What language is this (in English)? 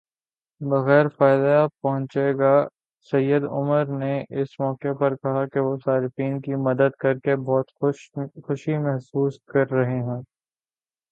Urdu